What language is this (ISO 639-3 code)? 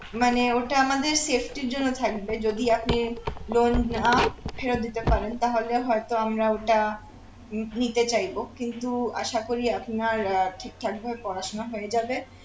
ben